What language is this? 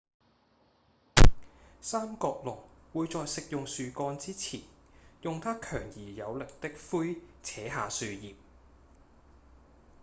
Cantonese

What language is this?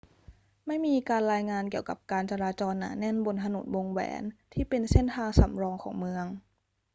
Thai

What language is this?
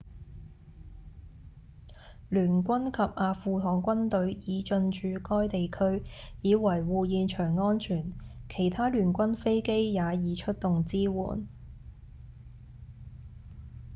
Cantonese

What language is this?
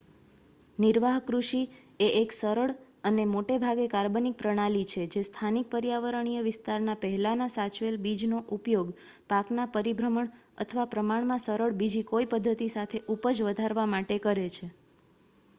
Gujarati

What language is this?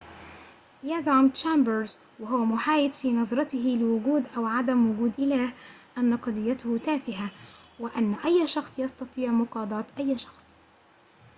Arabic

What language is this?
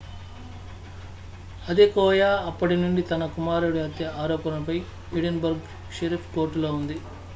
Telugu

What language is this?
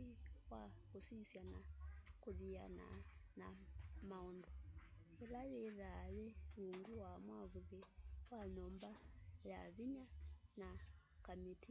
Kamba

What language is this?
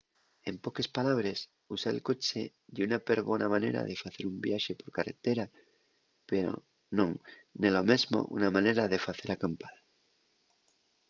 Asturian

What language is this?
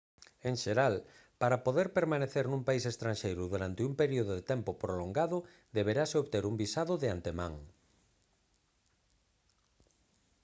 Galician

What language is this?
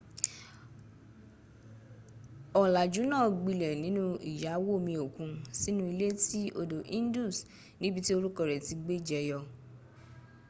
Yoruba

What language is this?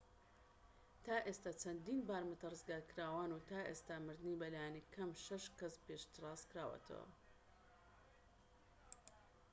Central Kurdish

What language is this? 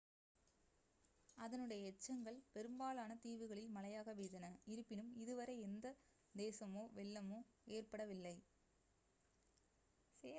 Tamil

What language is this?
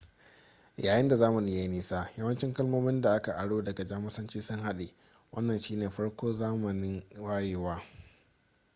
Hausa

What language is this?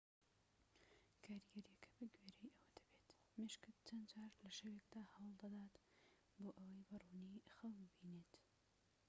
Central Kurdish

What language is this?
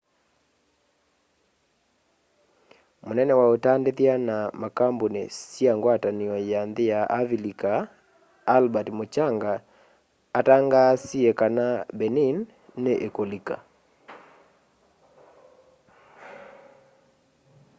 Kamba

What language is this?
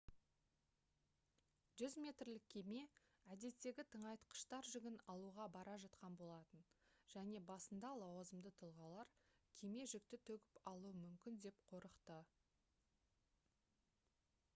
Kazakh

